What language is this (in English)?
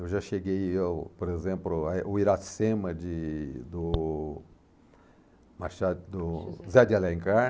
Portuguese